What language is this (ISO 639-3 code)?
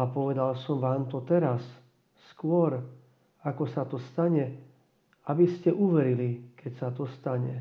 slk